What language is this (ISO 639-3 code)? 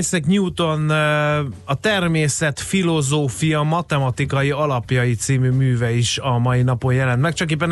hun